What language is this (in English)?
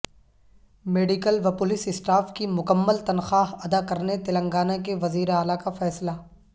Urdu